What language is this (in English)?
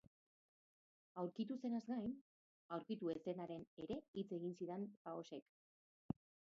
Basque